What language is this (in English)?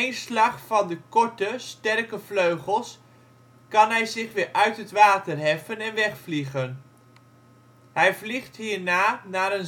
Dutch